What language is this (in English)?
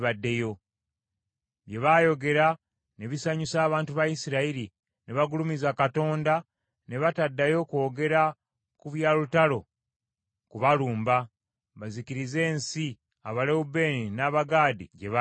Ganda